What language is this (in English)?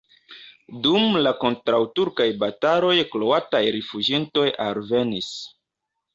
Esperanto